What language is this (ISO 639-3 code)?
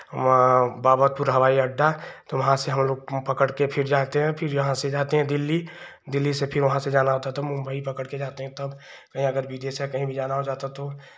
hin